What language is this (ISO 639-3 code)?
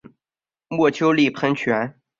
zho